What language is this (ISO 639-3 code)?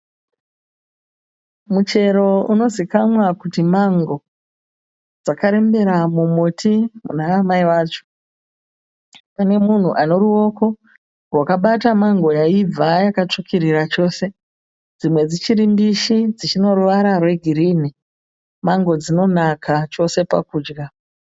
sna